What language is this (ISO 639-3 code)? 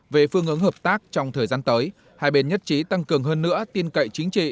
vie